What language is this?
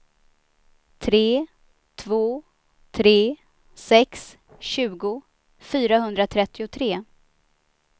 Swedish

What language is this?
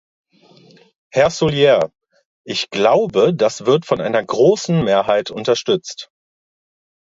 German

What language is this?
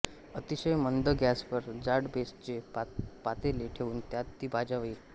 Marathi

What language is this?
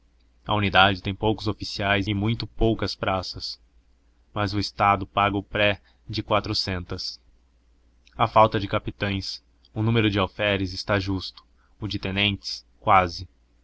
Portuguese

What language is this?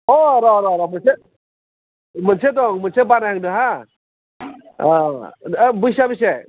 Bodo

